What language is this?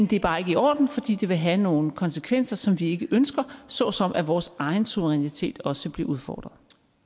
Danish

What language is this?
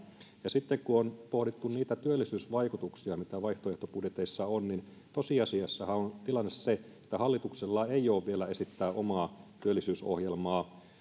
Finnish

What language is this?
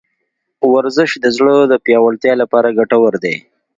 Pashto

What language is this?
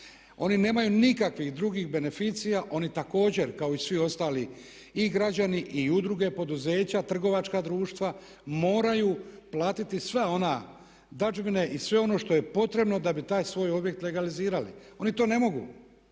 Croatian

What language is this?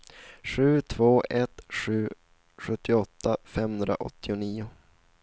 Swedish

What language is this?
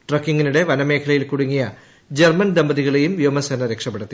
Malayalam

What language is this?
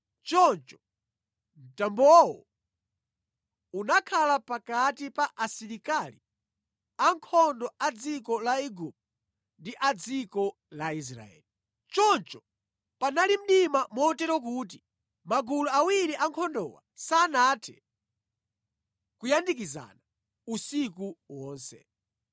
Nyanja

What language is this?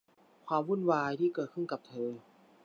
Thai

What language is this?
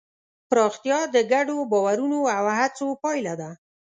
Pashto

